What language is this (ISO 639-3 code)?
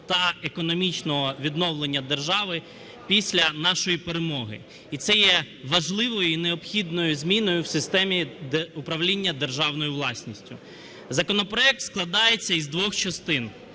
ukr